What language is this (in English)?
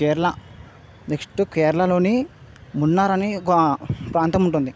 Telugu